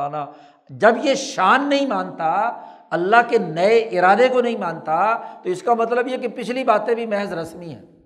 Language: Urdu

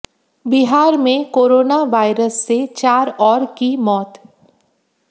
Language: Hindi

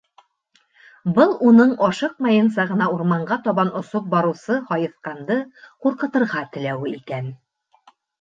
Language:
Bashkir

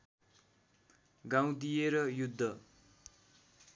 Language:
Nepali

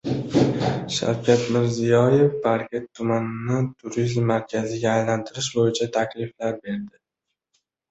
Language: Uzbek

